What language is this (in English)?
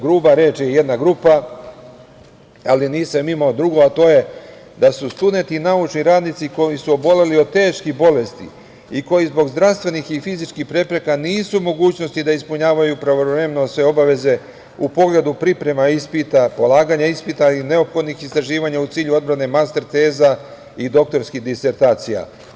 Serbian